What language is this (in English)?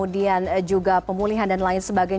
Indonesian